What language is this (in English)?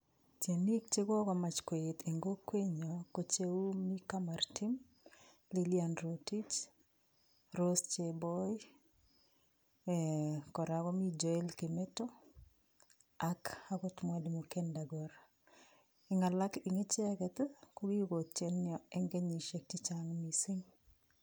Kalenjin